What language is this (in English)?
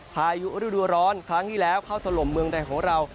Thai